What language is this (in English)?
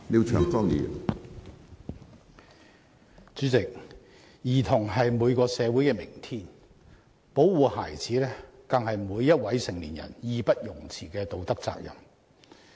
Cantonese